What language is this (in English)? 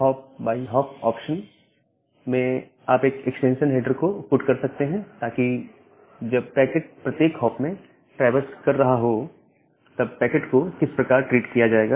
Hindi